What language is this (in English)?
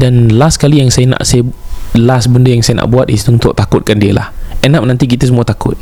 Malay